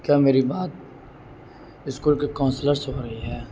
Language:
Urdu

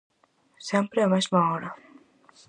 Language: Galician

